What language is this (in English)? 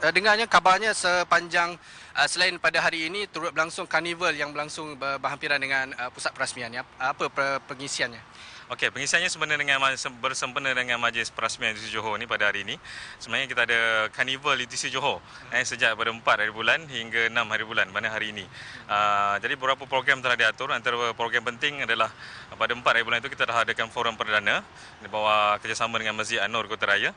Malay